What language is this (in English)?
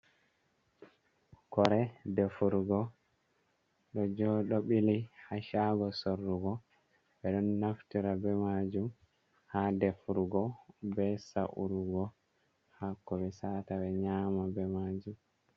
Fula